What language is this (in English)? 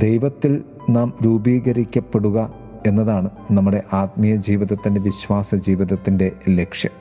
Malayalam